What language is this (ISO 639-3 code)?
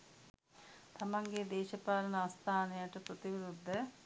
sin